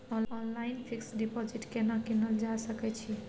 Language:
Maithili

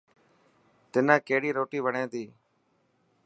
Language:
Dhatki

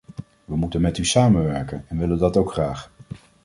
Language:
Dutch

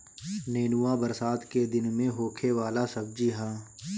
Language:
Bhojpuri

